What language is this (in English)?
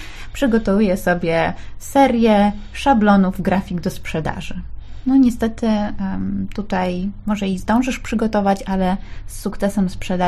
Polish